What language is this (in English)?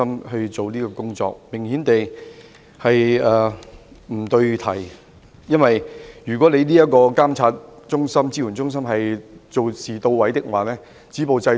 Cantonese